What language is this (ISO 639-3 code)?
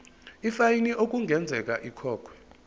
zul